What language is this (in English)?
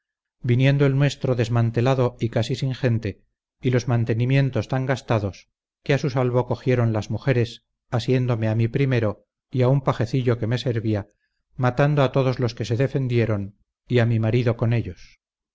Spanish